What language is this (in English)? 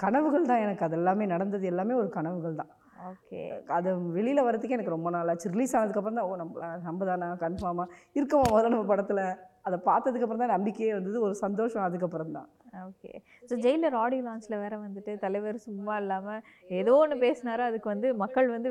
Tamil